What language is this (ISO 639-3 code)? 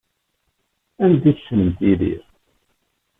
kab